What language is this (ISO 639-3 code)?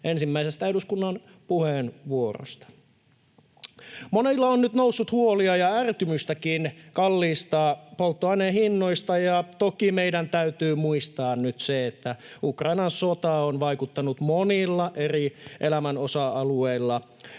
fin